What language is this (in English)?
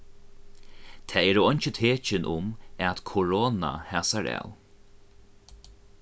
Faroese